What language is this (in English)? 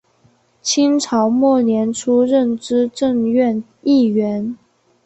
Chinese